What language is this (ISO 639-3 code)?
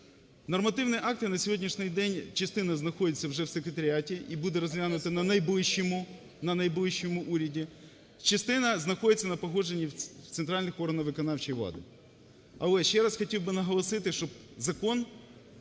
ukr